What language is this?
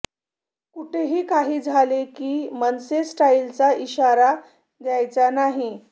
Marathi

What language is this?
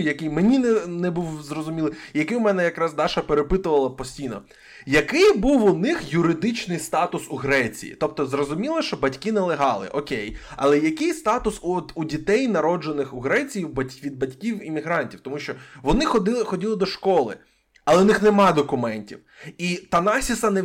Ukrainian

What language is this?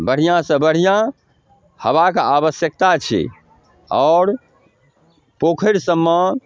Maithili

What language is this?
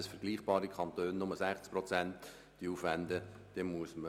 Swiss German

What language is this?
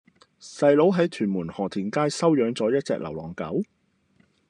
Cantonese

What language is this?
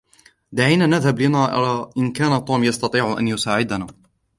Arabic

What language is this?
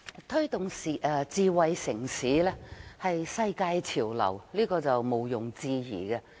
Cantonese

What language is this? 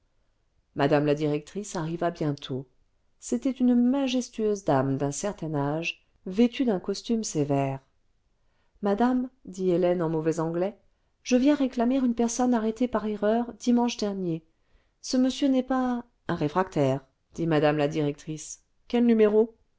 French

